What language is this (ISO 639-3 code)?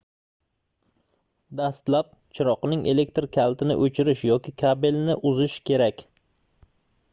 uzb